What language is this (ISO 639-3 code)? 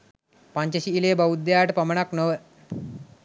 sin